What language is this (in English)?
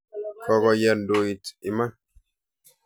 Kalenjin